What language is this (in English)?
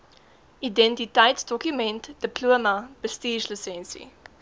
Afrikaans